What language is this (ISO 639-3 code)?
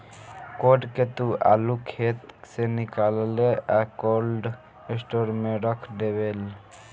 bho